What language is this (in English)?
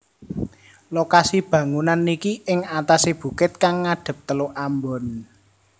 Javanese